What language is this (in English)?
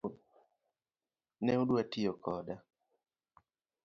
Luo (Kenya and Tanzania)